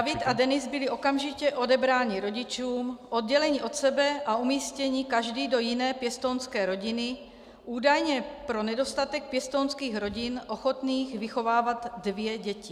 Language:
Czech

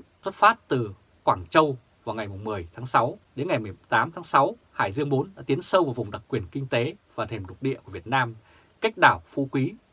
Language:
Vietnamese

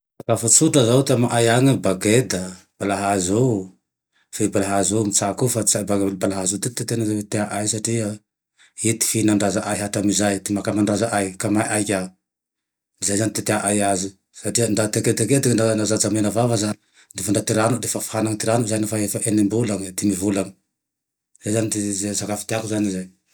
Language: Tandroy-Mahafaly Malagasy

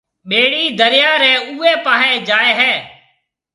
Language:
Marwari (Pakistan)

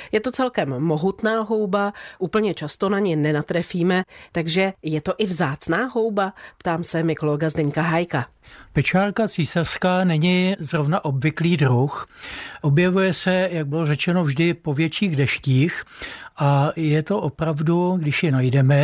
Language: Czech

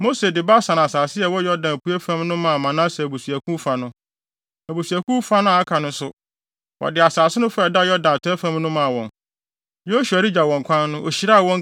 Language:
Akan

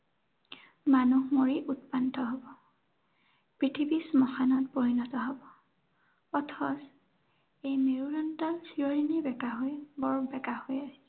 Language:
Assamese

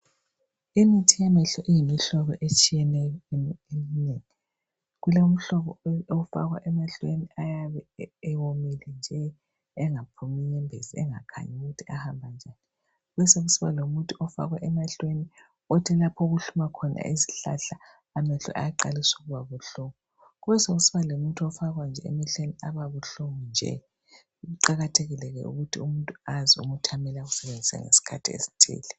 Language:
North Ndebele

